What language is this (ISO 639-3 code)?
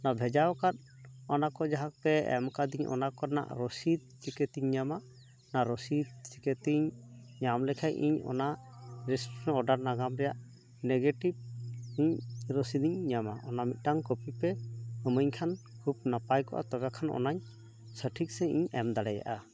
sat